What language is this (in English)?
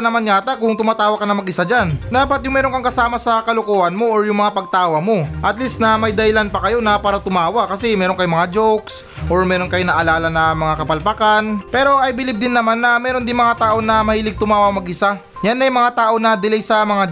Filipino